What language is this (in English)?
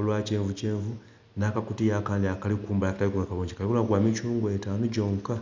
Soga